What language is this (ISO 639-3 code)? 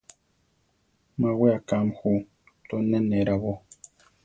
tar